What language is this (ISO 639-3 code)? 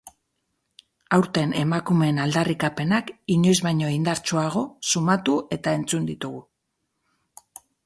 eus